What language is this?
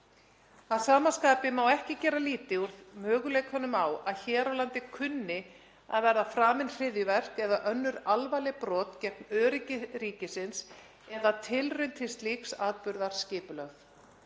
Icelandic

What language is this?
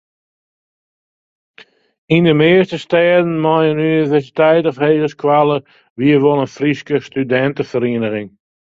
Western Frisian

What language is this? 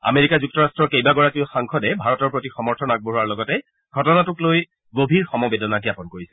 Assamese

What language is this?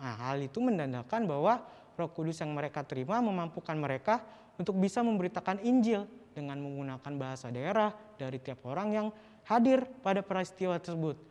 Indonesian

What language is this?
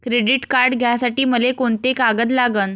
Marathi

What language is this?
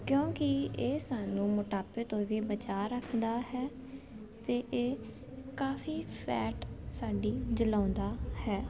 Punjabi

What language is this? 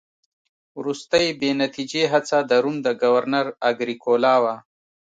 Pashto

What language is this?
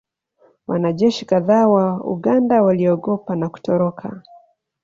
Swahili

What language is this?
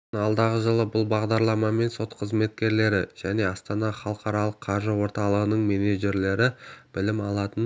Kazakh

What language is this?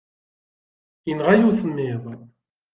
Kabyle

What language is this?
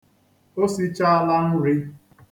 Igbo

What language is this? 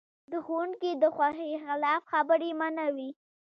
Pashto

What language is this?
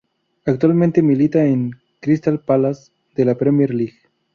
Spanish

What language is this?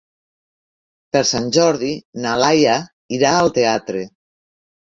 Catalan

